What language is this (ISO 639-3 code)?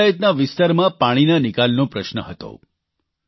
guj